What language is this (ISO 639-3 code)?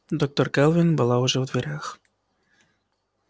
rus